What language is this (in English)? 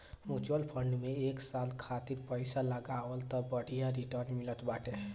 Bhojpuri